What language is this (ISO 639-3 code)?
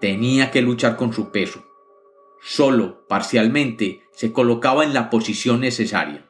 spa